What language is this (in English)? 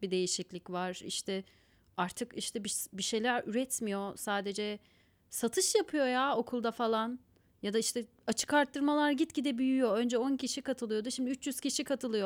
Turkish